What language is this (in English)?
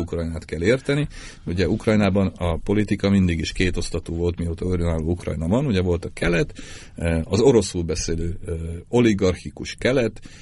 Hungarian